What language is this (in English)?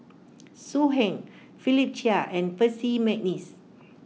English